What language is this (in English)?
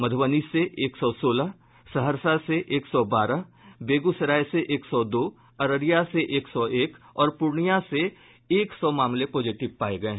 Hindi